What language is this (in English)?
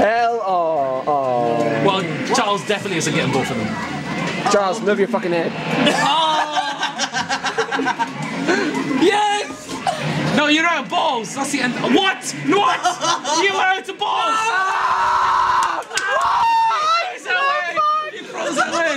English